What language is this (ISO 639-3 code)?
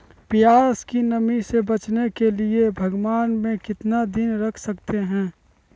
mag